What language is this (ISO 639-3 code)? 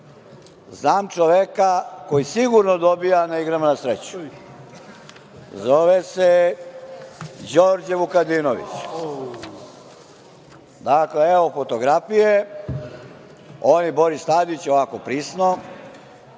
srp